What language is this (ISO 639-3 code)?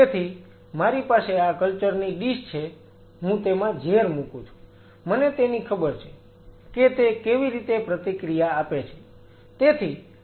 guj